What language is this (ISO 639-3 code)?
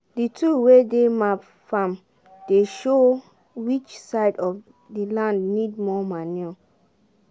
pcm